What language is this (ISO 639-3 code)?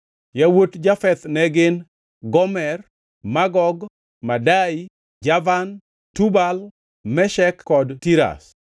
luo